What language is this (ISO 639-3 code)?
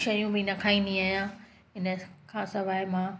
snd